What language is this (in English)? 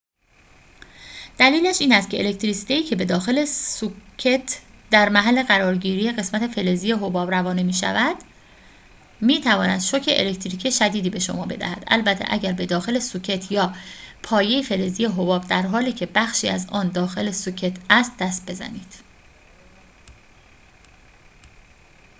Persian